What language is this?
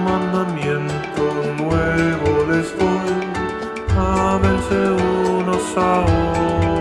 German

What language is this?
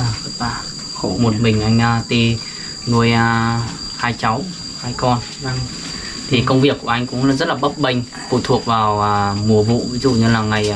Vietnamese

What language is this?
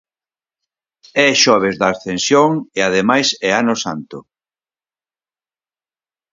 Galician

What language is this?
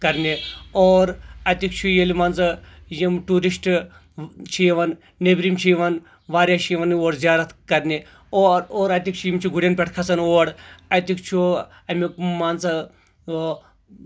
Kashmiri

